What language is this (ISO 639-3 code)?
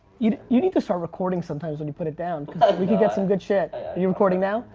eng